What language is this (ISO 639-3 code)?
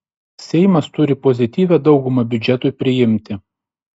lit